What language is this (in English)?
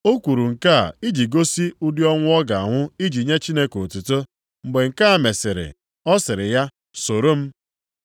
Igbo